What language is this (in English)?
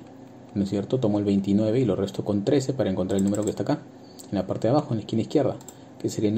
Spanish